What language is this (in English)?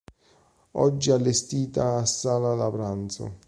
Italian